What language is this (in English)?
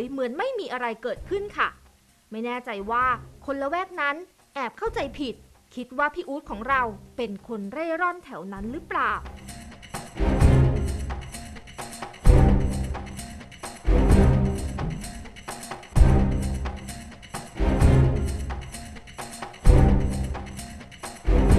Thai